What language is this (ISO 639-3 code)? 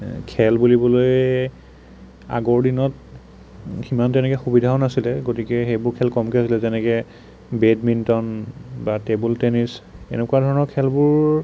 asm